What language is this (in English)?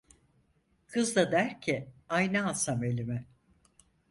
Turkish